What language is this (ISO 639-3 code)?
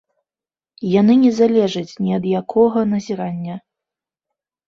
bel